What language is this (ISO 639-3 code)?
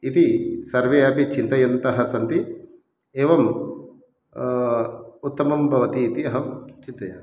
san